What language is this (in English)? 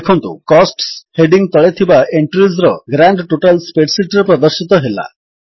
Odia